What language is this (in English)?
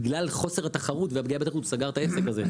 Hebrew